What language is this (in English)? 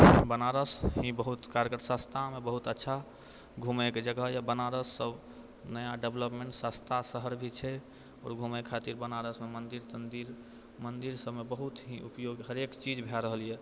Maithili